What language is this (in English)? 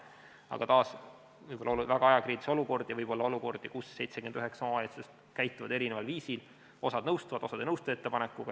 Estonian